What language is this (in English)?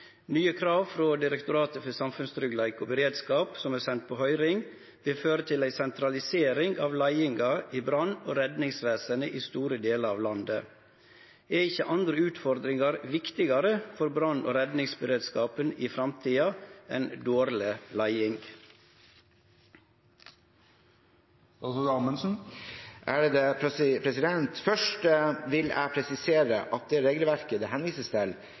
Norwegian